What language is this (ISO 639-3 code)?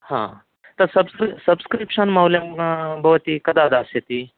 san